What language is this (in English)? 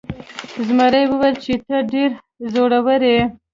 Pashto